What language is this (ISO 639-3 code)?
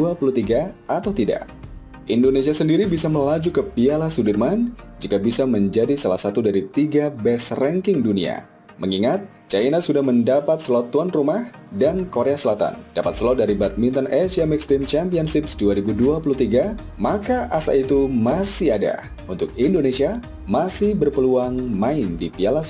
ind